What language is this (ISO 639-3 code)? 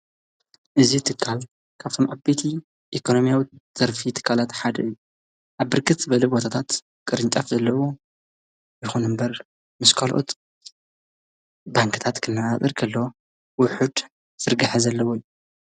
tir